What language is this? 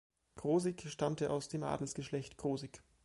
German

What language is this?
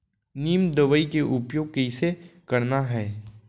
Chhattisgarhi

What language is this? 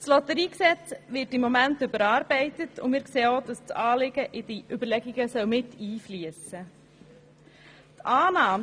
Swiss German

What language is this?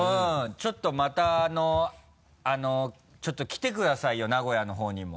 Japanese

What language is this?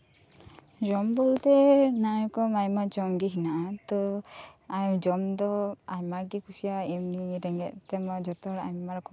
Santali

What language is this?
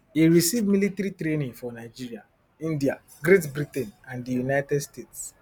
Nigerian Pidgin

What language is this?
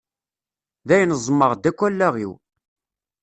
Kabyle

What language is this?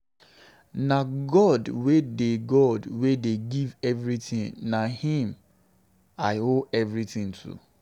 Nigerian Pidgin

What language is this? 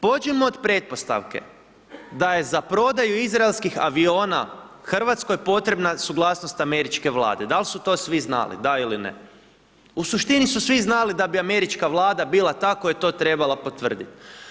Croatian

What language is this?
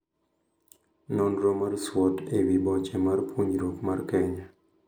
Luo (Kenya and Tanzania)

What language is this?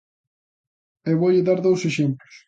Galician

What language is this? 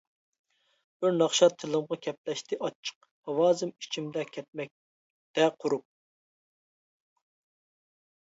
Uyghur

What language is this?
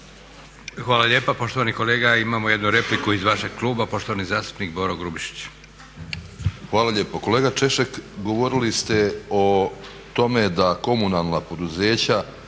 Croatian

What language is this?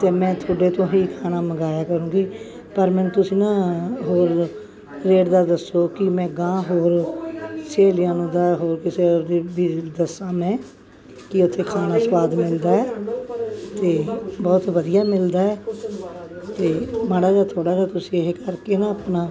Punjabi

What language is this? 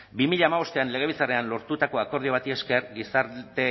Basque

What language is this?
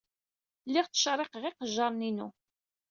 Kabyle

